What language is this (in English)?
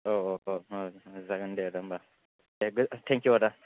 Bodo